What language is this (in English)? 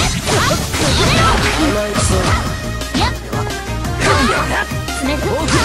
Japanese